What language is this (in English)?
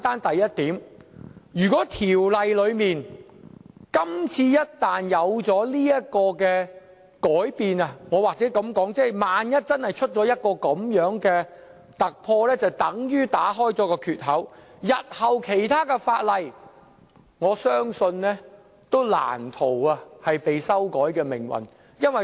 Cantonese